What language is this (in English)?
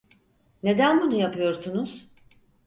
Turkish